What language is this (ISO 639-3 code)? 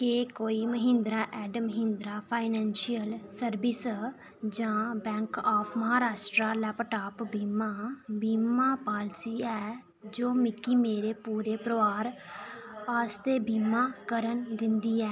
doi